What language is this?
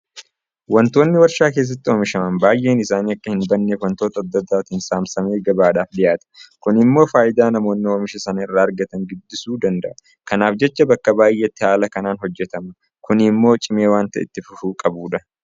Oromo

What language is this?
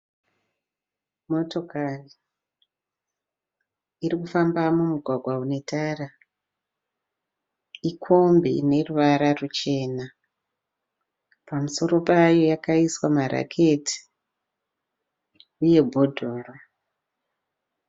Shona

